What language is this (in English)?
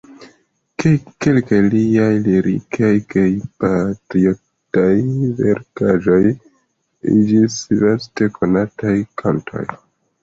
Esperanto